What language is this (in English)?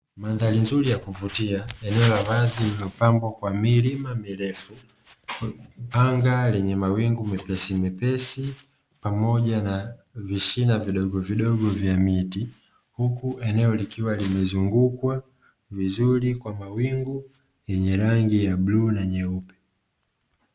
Swahili